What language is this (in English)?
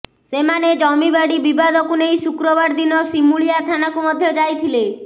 Odia